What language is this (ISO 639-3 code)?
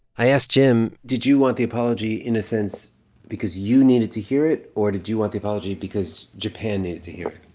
eng